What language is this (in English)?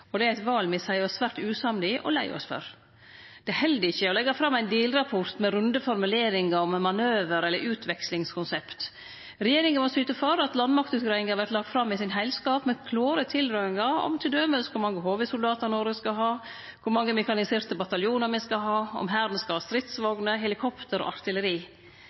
Norwegian Nynorsk